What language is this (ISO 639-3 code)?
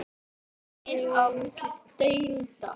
isl